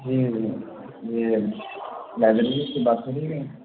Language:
Urdu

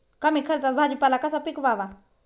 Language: Marathi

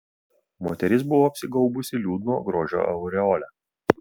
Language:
Lithuanian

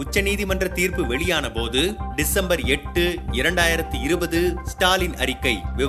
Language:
Tamil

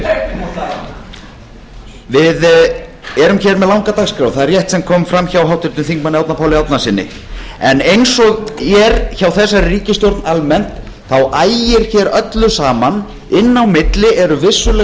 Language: Icelandic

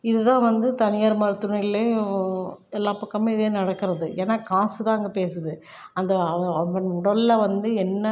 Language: Tamil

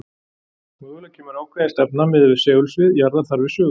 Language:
Icelandic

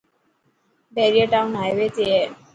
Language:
Dhatki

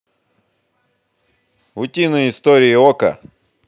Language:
Russian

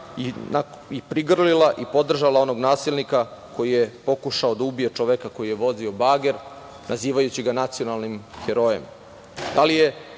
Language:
Serbian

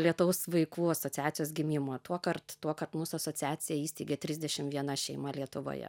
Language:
Lithuanian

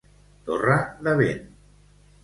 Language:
Catalan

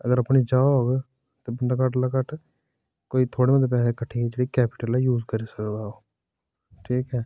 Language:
Dogri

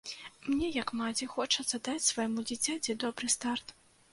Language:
Belarusian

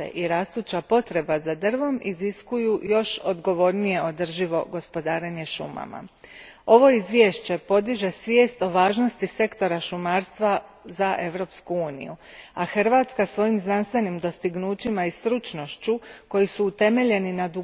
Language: Croatian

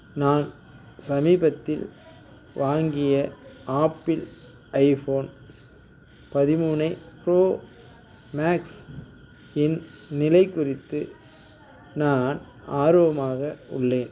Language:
Tamil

